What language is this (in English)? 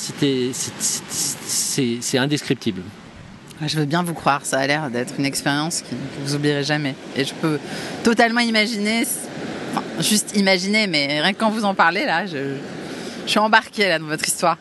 French